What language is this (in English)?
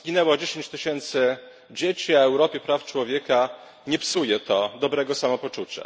Polish